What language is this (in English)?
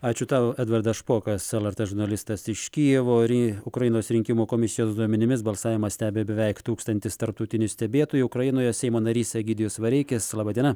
Lithuanian